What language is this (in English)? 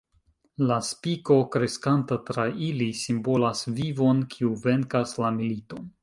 Esperanto